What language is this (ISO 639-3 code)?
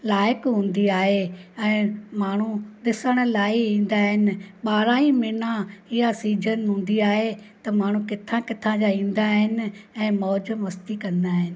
snd